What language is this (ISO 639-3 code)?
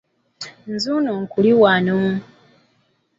lug